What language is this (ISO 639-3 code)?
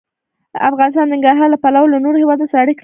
pus